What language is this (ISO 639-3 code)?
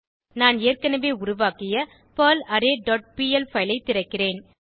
tam